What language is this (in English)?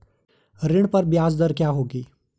Hindi